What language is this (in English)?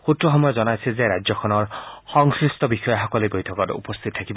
Assamese